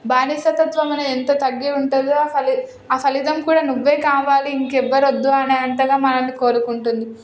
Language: Telugu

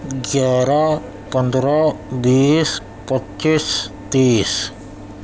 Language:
Urdu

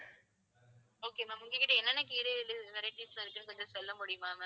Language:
Tamil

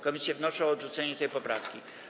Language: Polish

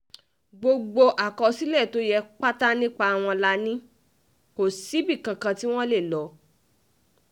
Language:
Yoruba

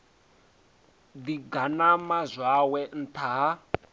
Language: Venda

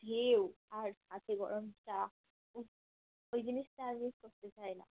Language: Bangla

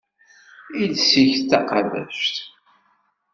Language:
Kabyle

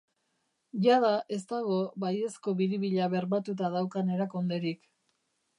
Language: Basque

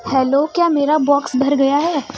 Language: Urdu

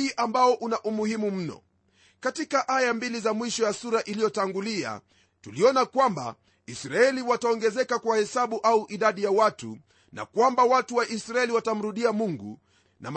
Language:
Swahili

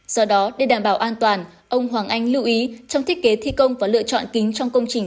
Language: Vietnamese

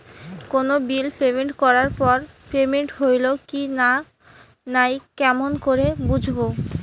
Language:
Bangla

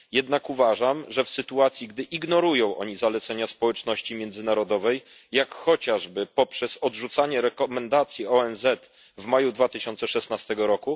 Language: Polish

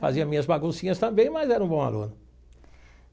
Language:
Portuguese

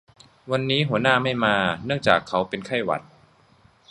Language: Thai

